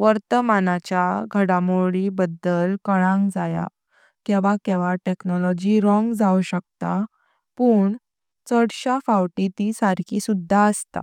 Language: Konkani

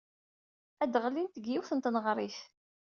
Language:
Kabyle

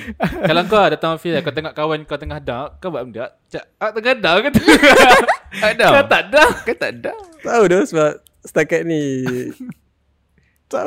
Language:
Malay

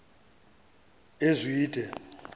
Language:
Xhosa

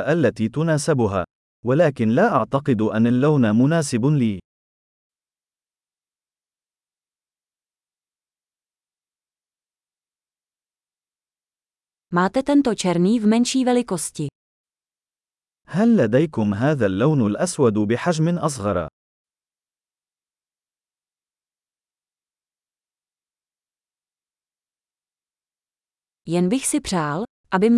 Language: Czech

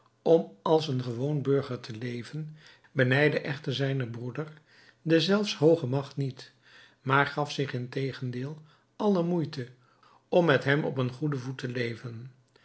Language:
Dutch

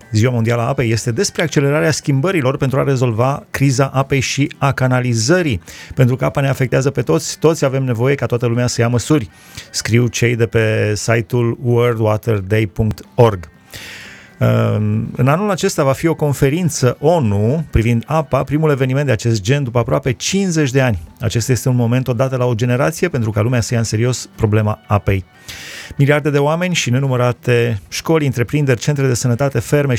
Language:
Romanian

